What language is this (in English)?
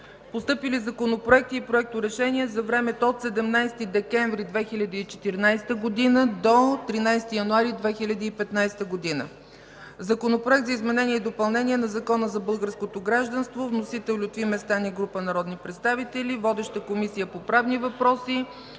Bulgarian